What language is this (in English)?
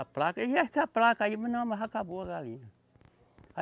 Portuguese